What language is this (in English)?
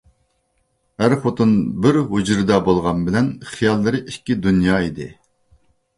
Uyghur